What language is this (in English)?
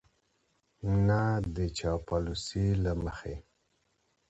Pashto